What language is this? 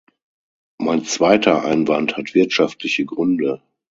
German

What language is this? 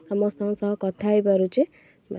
Odia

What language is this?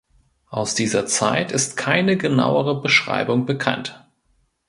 German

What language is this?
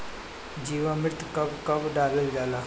Bhojpuri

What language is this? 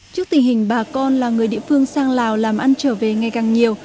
Vietnamese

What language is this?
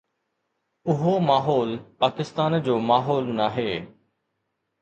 Sindhi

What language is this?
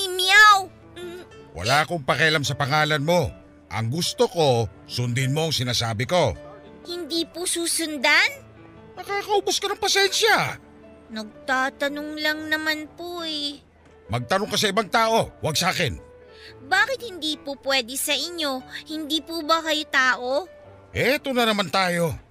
Filipino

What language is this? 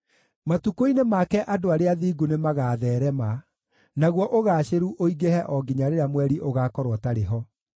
Kikuyu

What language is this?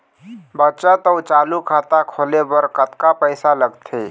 Chhattisgarhi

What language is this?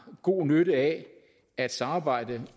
Danish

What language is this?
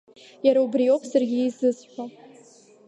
Abkhazian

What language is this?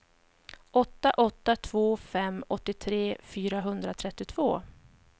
Swedish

